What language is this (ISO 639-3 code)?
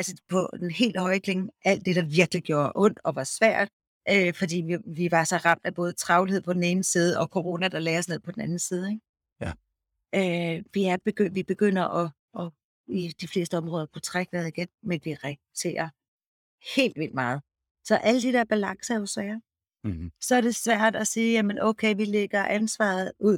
dan